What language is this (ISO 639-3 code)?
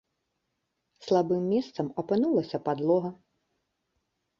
bel